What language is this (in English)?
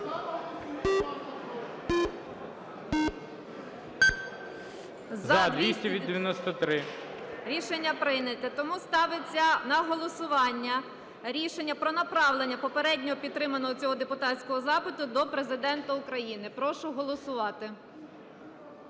Ukrainian